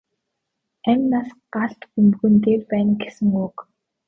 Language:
Mongolian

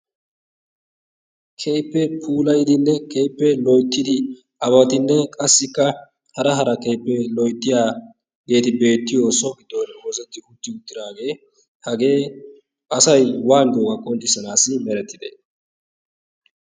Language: Wolaytta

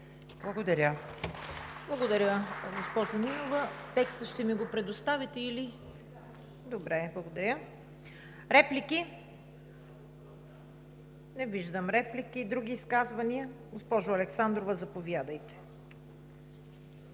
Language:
Bulgarian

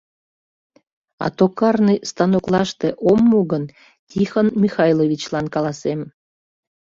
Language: Mari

